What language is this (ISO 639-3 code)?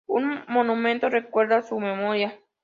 spa